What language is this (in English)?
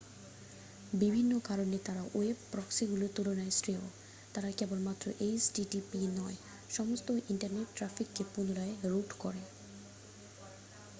Bangla